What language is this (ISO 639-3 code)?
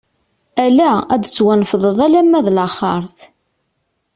kab